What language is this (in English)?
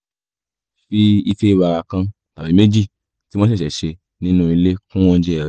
Yoruba